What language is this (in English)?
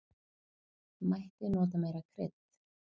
Icelandic